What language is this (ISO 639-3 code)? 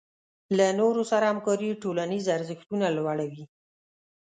pus